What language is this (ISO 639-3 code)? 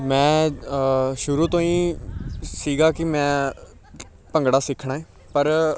pan